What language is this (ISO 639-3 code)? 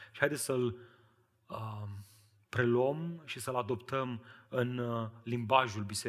ron